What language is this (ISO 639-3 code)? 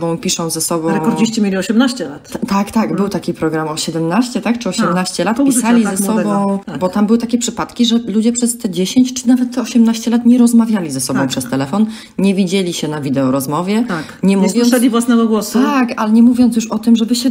pol